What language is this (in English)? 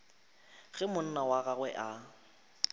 Northern Sotho